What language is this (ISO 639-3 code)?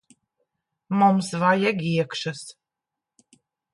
lav